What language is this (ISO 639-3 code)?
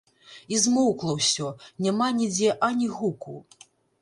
bel